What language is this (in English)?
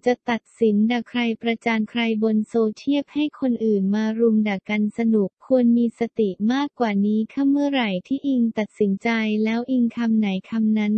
Thai